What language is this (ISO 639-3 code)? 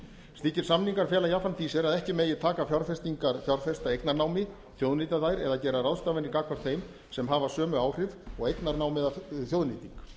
isl